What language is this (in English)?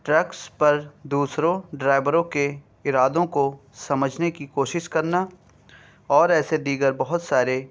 Urdu